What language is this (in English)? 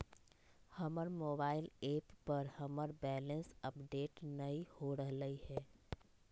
Magahi